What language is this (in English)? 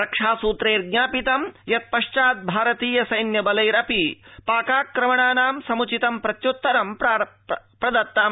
Sanskrit